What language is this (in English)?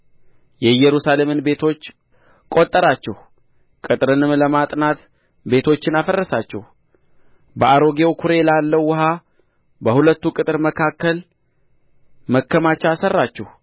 Amharic